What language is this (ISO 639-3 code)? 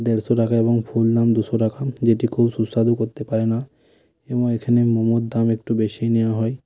ben